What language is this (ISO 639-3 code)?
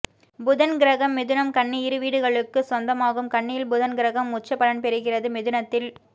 tam